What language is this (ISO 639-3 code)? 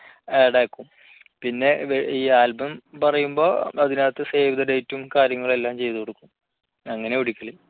mal